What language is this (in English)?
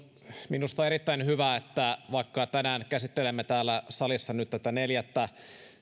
Finnish